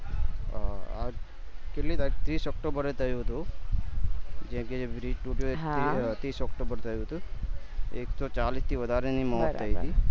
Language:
Gujarati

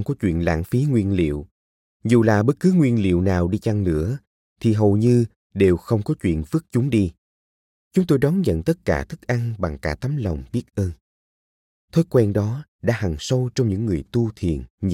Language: Vietnamese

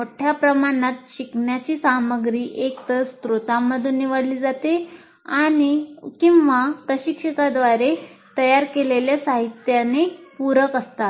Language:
Marathi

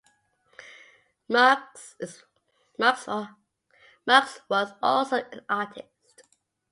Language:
English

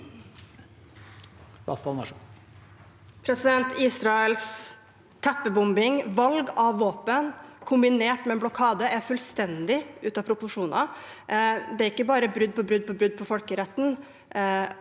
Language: Norwegian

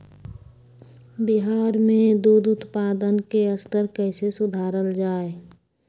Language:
Magahi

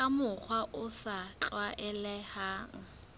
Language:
Southern Sotho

